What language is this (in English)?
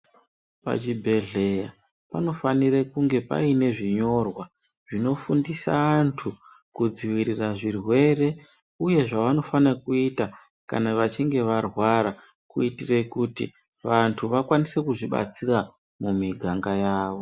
Ndau